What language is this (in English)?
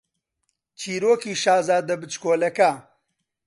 Central Kurdish